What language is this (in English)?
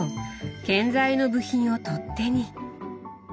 Japanese